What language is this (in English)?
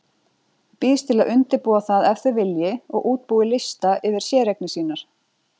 Icelandic